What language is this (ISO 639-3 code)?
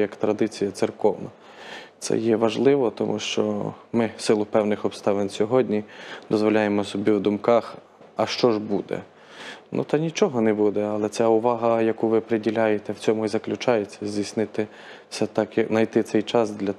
ukr